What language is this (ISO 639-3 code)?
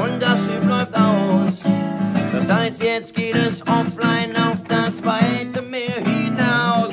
deu